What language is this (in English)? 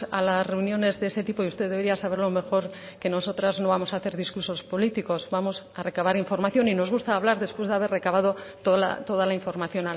Spanish